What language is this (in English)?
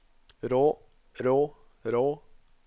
Norwegian